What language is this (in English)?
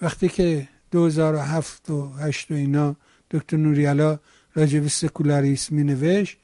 Persian